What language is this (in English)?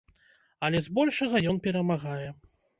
Belarusian